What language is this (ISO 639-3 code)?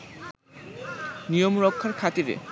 ben